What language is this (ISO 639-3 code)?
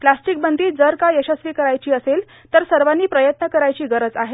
mar